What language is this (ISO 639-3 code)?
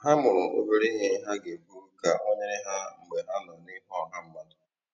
ibo